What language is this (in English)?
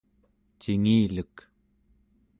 Central Yupik